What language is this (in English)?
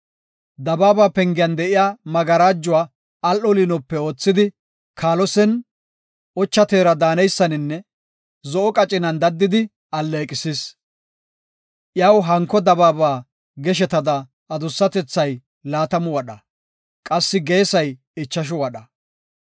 Gofa